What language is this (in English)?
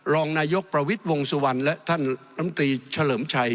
Thai